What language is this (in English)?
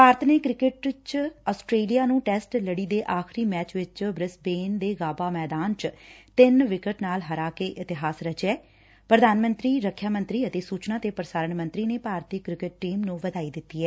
Punjabi